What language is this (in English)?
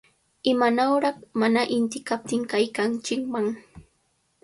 Cajatambo North Lima Quechua